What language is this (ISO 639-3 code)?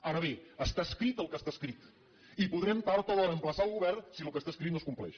cat